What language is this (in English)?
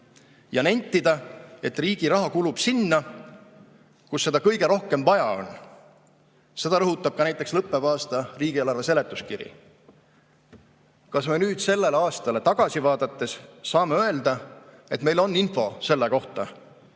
Estonian